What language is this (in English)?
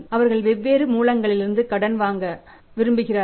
Tamil